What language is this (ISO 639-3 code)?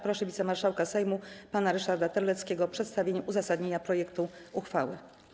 pol